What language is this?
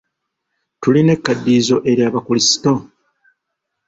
Ganda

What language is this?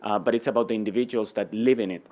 English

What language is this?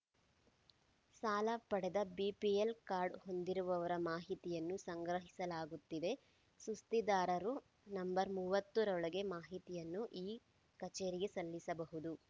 Kannada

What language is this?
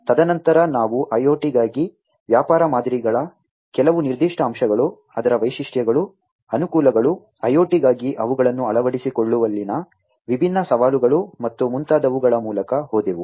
Kannada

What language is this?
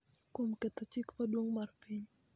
Luo (Kenya and Tanzania)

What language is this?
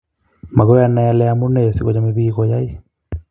Kalenjin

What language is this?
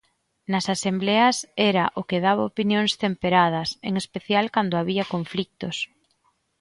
Galician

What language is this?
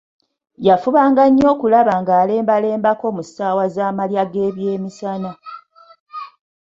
Ganda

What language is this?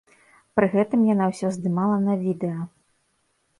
Belarusian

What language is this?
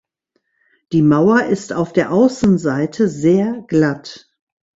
German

